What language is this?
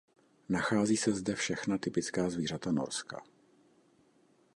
Czech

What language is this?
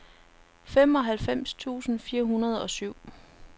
Danish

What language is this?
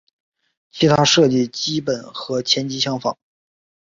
Chinese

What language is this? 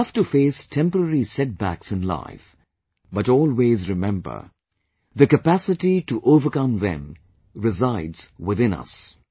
English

